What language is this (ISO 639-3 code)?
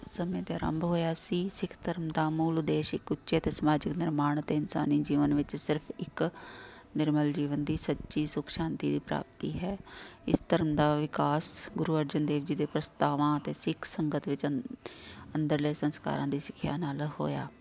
pan